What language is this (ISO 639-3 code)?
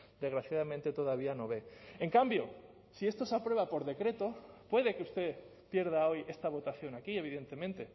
spa